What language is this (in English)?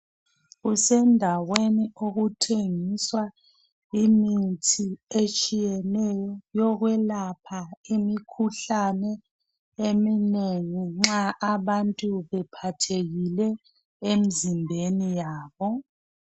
North Ndebele